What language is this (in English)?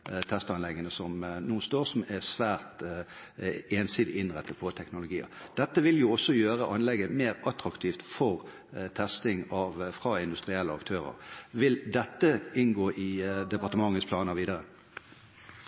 Norwegian Bokmål